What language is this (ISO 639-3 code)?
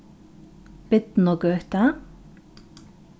fao